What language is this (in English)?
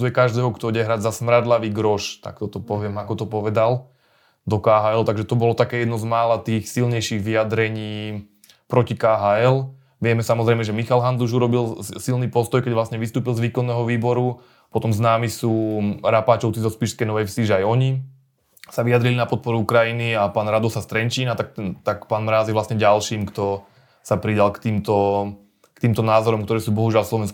Slovak